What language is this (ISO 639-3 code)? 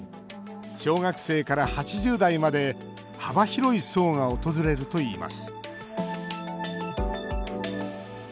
jpn